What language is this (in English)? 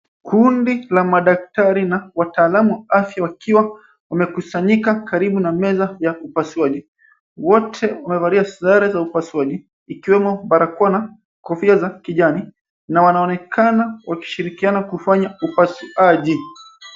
Swahili